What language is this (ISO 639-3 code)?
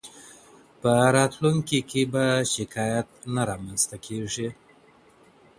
pus